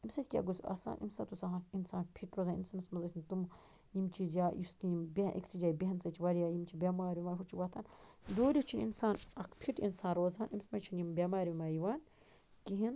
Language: Kashmiri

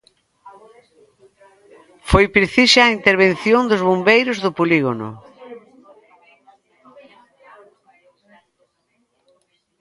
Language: Galician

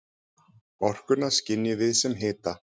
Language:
Icelandic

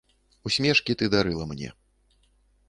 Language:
Belarusian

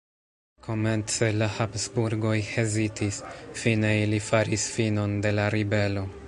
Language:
Esperanto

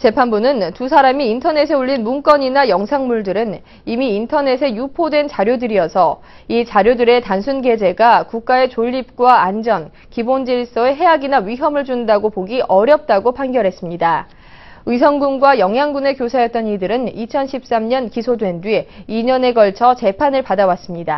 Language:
Korean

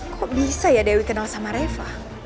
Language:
Indonesian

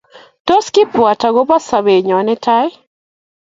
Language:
Kalenjin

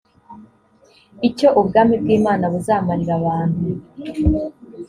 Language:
Kinyarwanda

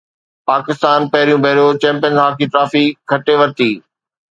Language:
Sindhi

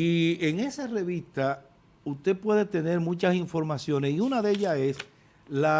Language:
Spanish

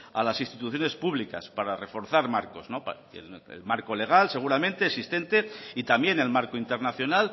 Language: Spanish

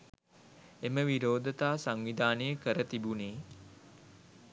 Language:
Sinhala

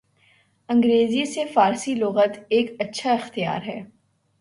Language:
Urdu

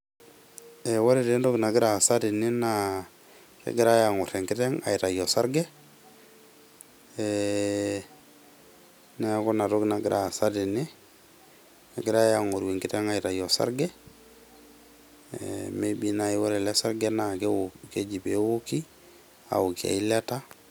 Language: Masai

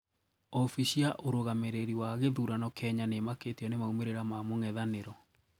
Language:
Kikuyu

